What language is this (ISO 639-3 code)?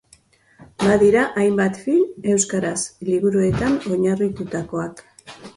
eus